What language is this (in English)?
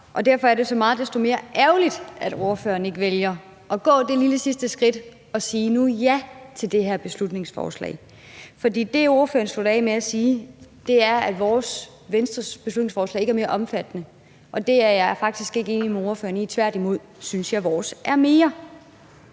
Danish